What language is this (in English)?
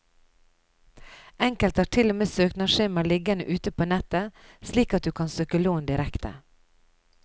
Norwegian